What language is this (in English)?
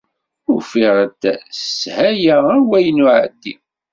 Kabyle